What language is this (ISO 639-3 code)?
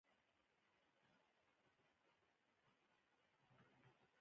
pus